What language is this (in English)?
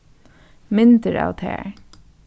Faroese